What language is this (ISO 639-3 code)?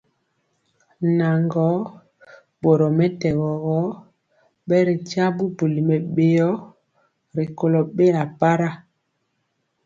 mcx